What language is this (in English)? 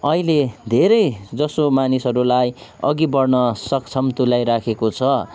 Nepali